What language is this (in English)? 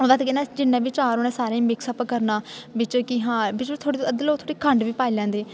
Dogri